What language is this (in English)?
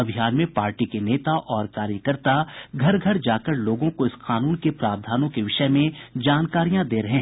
Hindi